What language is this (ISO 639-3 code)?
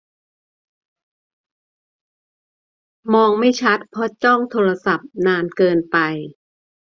tha